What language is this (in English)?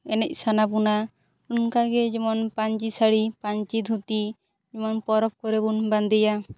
Santali